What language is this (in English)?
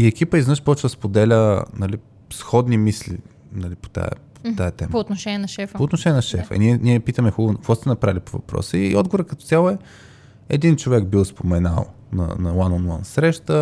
Bulgarian